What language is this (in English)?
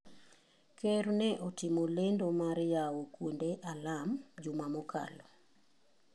Luo (Kenya and Tanzania)